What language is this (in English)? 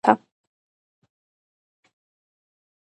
Georgian